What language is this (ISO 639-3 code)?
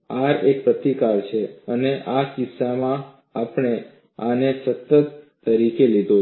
guj